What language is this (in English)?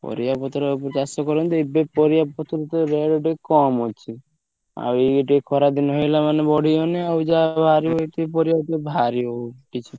Odia